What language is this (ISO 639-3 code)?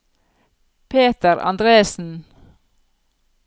nor